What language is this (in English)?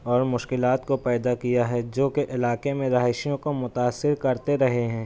Urdu